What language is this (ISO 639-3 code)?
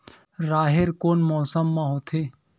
hne